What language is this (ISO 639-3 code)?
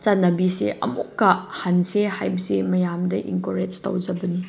mni